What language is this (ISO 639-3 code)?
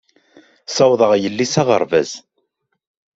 kab